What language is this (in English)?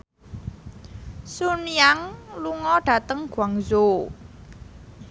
Javanese